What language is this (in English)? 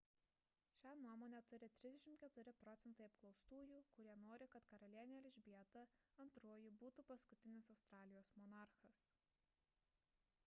Lithuanian